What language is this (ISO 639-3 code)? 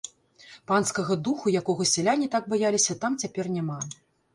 bel